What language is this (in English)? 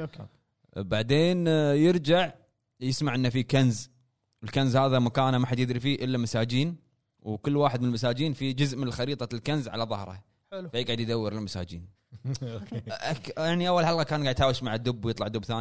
Arabic